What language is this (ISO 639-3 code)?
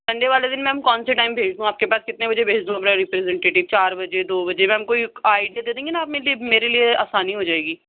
urd